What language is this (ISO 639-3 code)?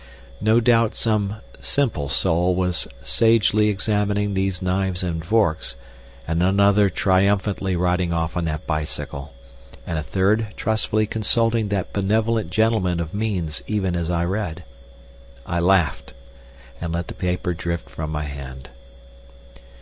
eng